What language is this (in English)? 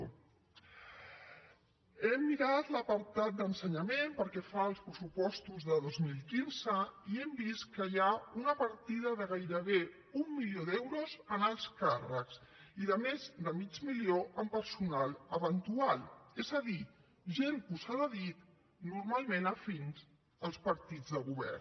Catalan